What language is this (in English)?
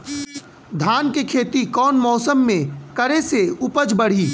Bhojpuri